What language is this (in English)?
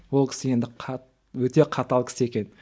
Kazakh